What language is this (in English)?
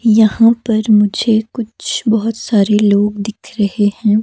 Hindi